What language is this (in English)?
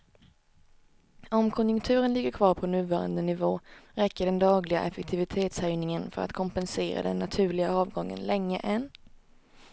Swedish